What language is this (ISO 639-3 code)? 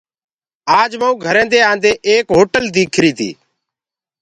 ggg